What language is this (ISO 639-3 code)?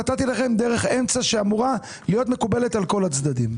heb